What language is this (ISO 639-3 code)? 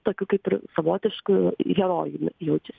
lit